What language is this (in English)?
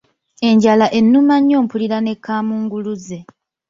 Ganda